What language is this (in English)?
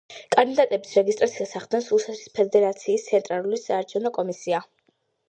Georgian